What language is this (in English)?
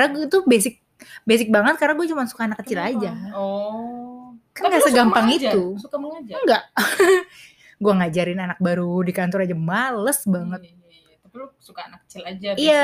Indonesian